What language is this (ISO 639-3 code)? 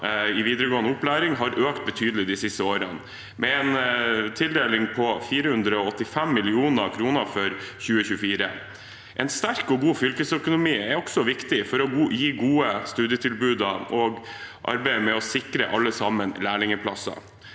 nor